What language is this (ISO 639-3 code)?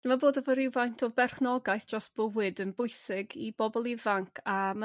cym